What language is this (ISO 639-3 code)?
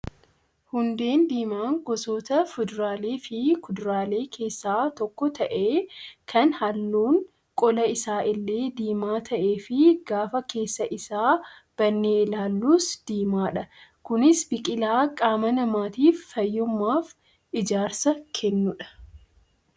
orm